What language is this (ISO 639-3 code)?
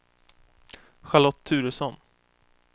swe